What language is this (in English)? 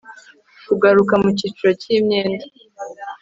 Kinyarwanda